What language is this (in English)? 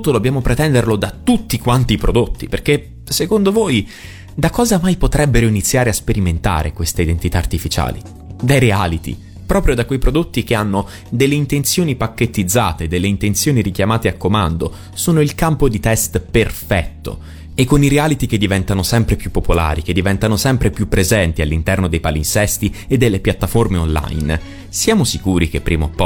Italian